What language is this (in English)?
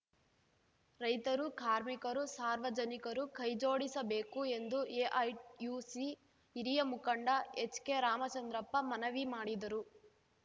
Kannada